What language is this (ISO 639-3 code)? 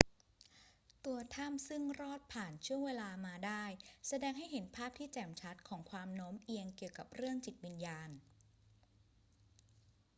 tha